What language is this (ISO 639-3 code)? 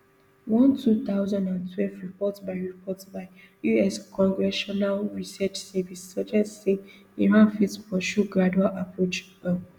pcm